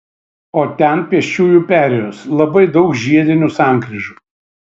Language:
Lithuanian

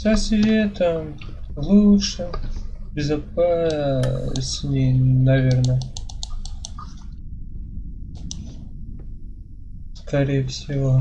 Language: Russian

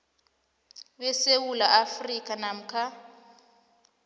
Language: South Ndebele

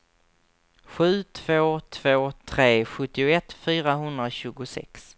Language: Swedish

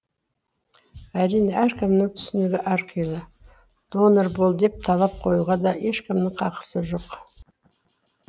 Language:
Kazakh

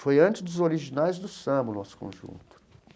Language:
Portuguese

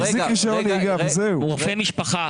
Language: Hebrew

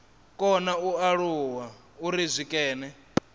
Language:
Venda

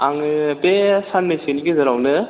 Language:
Bodo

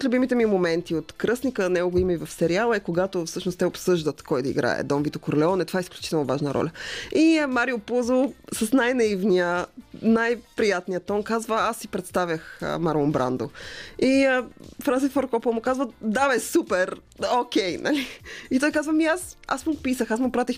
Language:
Bulgarian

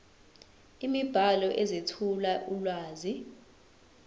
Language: Zulu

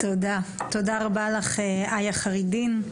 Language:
Hebrew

